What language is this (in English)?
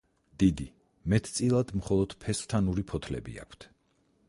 Georgian